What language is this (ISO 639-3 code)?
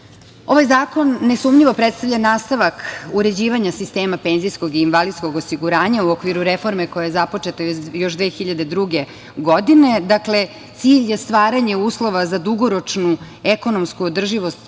srp